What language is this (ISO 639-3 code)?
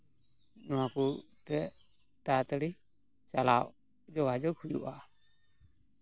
sat